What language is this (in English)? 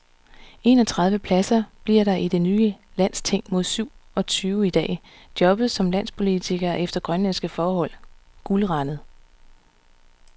Danish